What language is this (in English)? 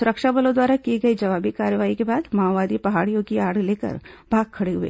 Hindi